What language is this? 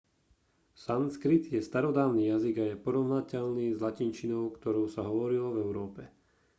Slovak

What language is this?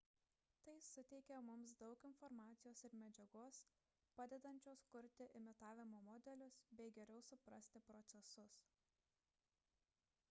Lithuanian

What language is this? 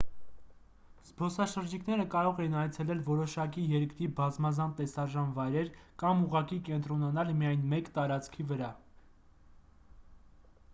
Armenian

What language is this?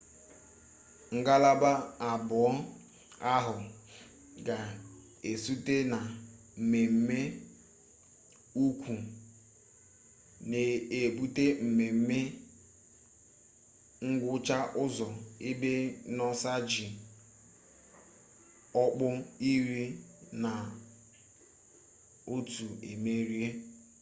Igbo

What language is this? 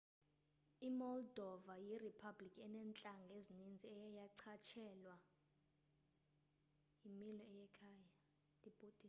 Xhosa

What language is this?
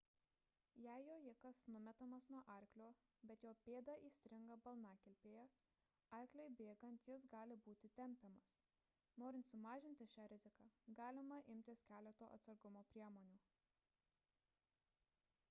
Lithuanian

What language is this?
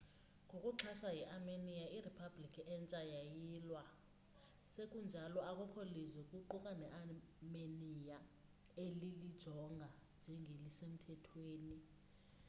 Xhosa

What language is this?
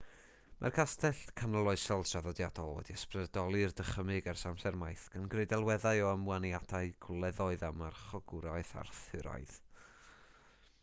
Welsh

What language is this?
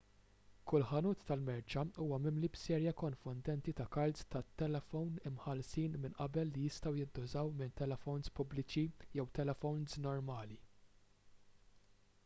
Maltese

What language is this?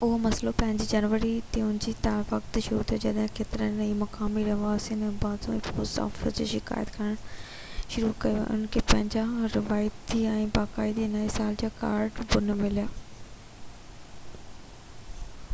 Sindhi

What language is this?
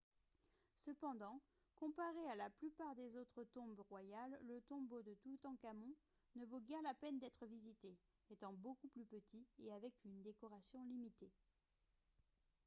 French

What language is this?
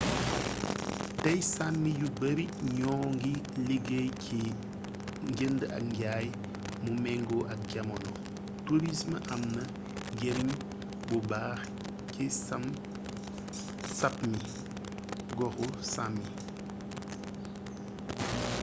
Wolof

